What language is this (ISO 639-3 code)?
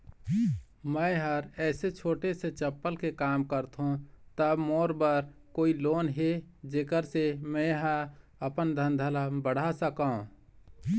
hne